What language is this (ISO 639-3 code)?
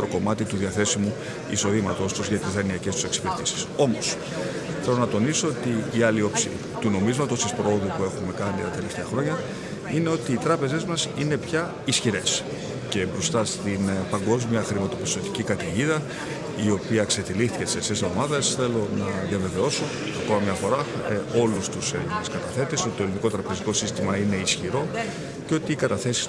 ell